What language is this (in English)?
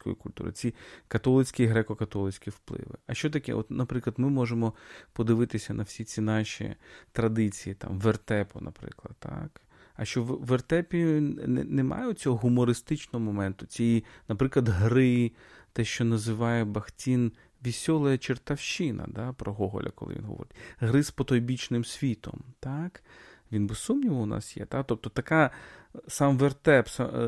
Ukrainian